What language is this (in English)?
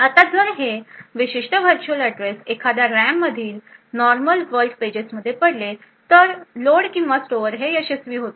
Marathi